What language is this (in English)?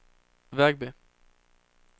Swedish